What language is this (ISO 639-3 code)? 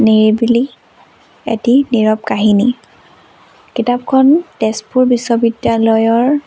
asm